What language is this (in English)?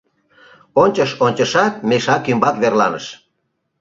Mari